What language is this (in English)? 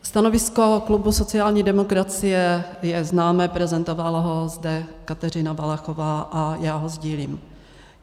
Czech